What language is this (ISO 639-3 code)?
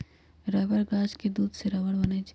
mag